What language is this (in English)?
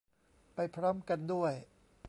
Thai